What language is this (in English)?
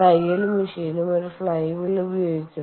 Malayalam